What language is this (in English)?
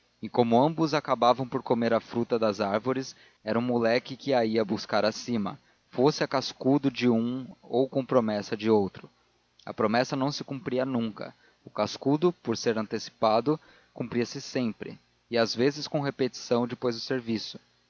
Portuguese